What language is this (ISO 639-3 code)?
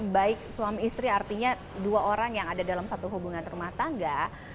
ind